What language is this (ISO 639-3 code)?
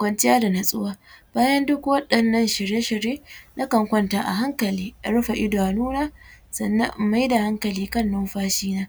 hau